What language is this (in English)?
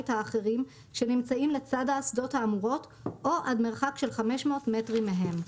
Hebrew